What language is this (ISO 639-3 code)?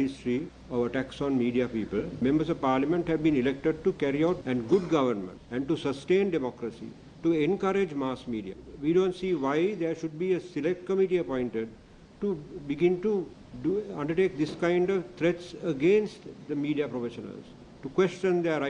eng